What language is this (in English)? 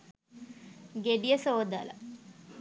Sinhala